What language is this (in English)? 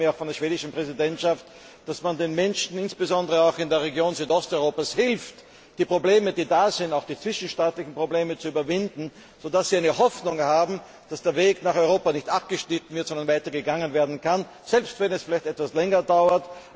German